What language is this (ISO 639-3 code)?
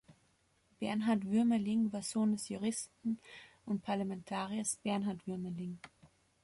deu